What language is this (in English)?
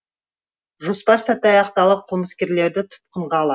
Kazakh